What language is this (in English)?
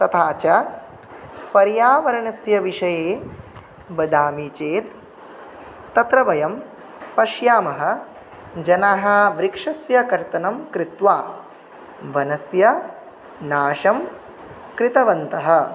Sanskrit